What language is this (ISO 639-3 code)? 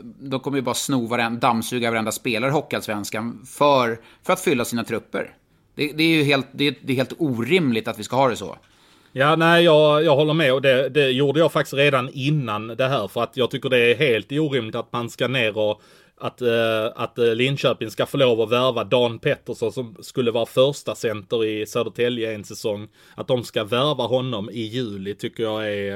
swe